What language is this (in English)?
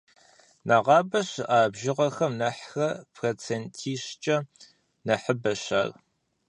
Kabardian